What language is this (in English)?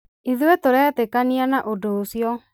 Kikuyu